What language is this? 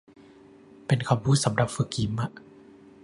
Thai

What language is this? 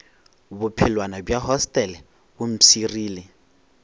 Northern Sotho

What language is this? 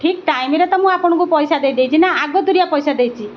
Odia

